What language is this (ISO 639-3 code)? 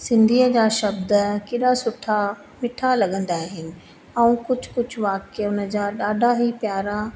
snd